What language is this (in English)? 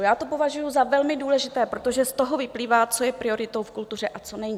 Czech